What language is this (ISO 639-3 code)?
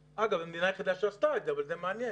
heb